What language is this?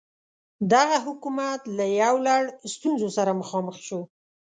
Pashto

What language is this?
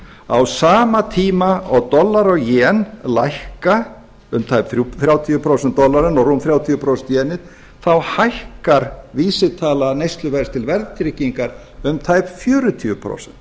Icelandic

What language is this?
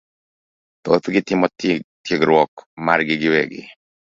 Luo (Kenya and Tanzania)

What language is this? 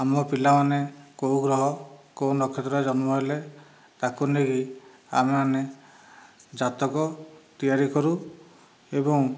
Odia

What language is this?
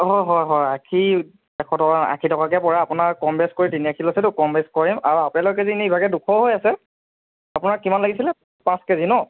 Assamese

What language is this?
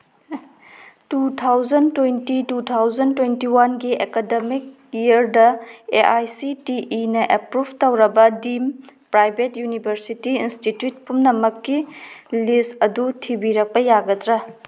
Manipuri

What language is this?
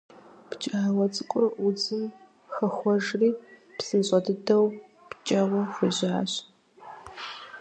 Kabardian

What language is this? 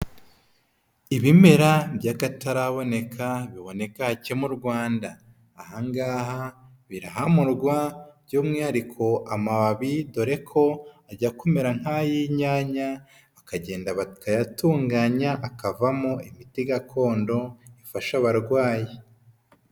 Kinyarwanda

